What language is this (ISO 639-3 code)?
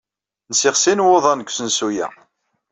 kab